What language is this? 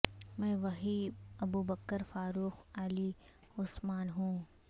Urdu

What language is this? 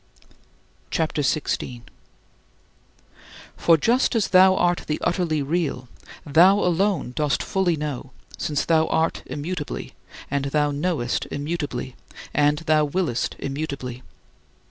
English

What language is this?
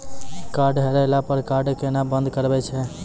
Maithili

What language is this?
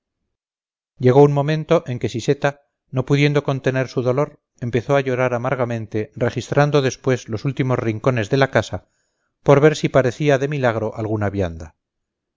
Spanish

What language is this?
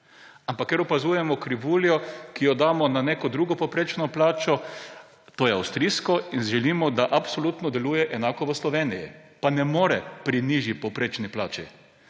Slovenian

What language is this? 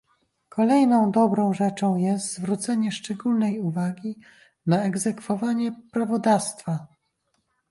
Polish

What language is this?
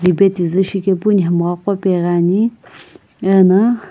Sumi Naga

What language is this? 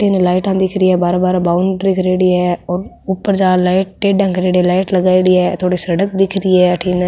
Rajasthani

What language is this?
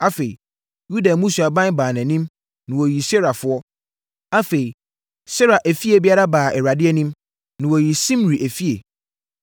Akan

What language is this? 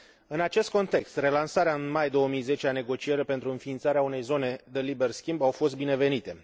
Romanian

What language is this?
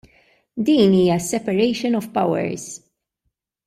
Maltese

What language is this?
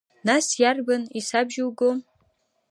Abkhazian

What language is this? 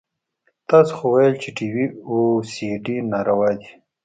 Pashto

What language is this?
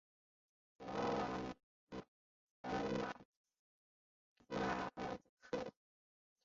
Chinese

